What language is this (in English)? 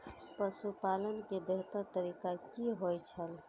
Maithili